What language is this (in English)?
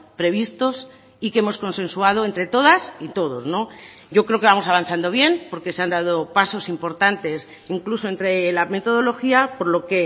Spanish